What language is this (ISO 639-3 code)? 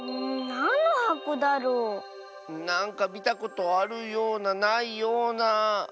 jpn